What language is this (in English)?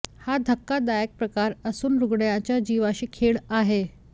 Marathi